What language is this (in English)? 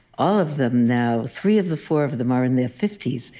English